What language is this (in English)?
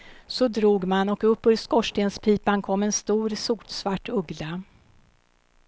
Swedish